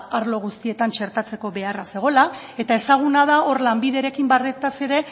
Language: Basque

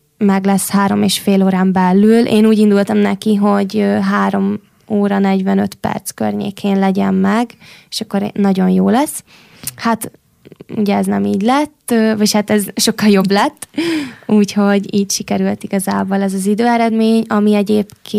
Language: Hungarian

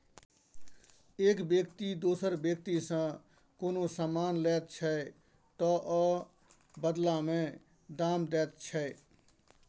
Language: Maithili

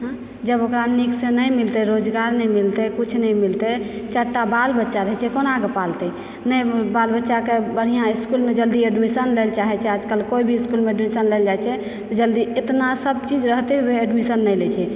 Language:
Maithili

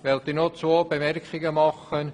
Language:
Swiss German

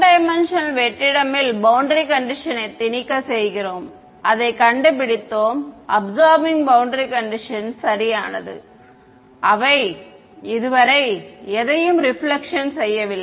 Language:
Tamil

